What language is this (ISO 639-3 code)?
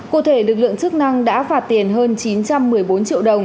vie